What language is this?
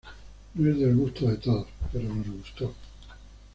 Spanish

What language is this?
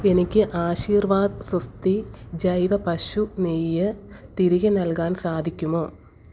Malayalam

